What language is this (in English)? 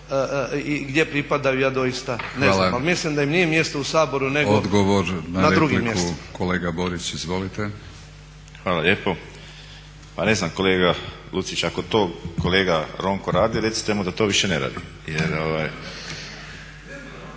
Croatian